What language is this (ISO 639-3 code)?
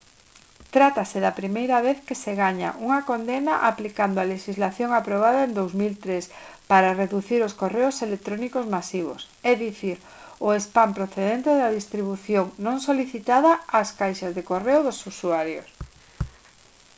glg